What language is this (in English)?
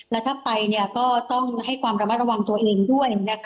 Thai